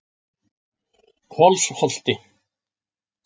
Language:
Icelandic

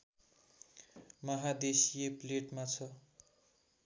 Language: Nepali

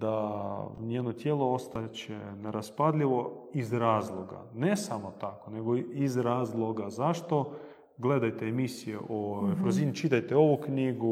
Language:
Croatian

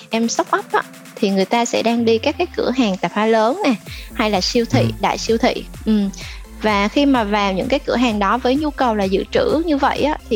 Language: Vietnamese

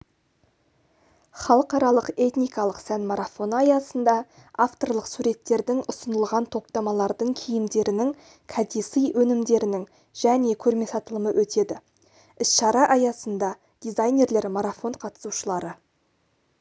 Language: Kazakh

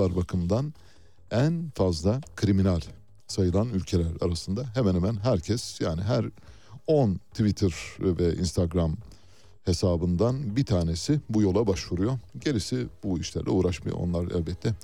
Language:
Turkish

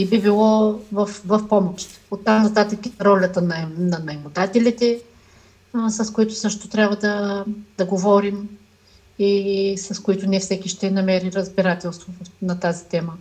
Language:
Bulgarian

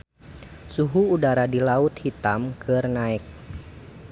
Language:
Sundanese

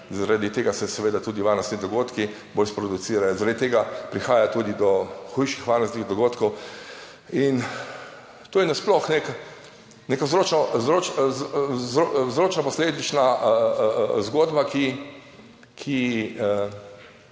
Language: Slovenian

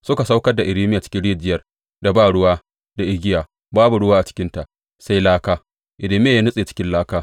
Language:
Hausa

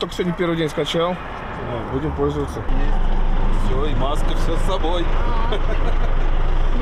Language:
Russian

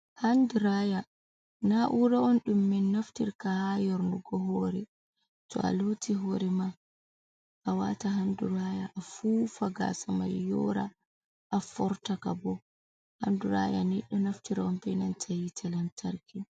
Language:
Fula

